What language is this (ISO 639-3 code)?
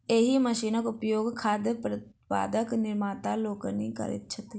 mai